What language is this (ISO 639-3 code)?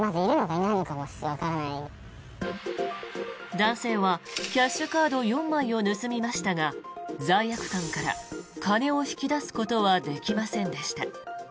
jpn